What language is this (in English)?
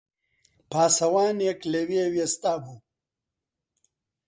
Central Kurdish